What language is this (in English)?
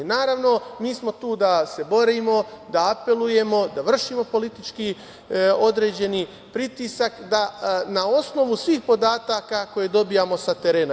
Serbian